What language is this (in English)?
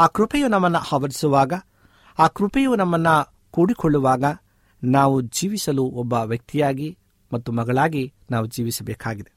Kannada